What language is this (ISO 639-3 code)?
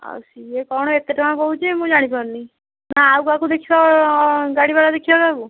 ori